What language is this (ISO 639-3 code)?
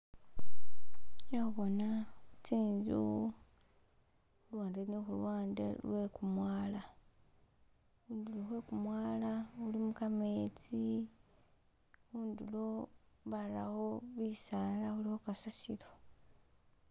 myx